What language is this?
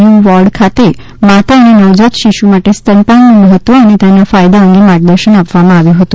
Gujarati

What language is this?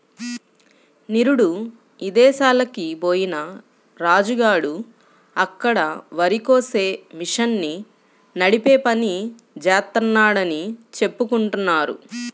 Telugu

